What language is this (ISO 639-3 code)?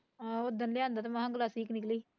pan